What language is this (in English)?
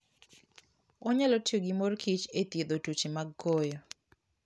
Luo (Kenya and Tanzania)